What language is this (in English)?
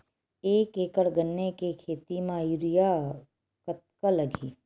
Chhattisgarhi